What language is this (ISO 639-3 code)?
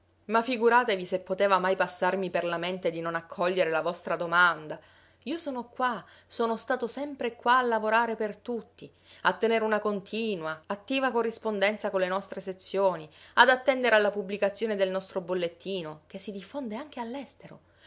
ita